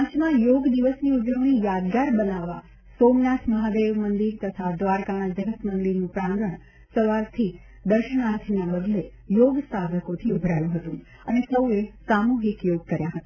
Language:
Gujarati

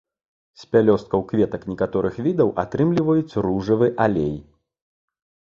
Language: Belarusian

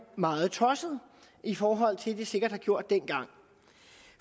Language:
Danish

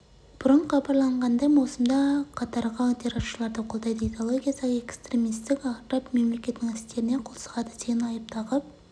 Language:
Kazakh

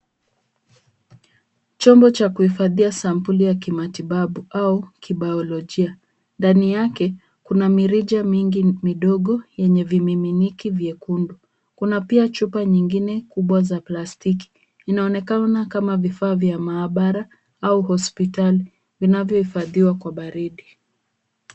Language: Swahili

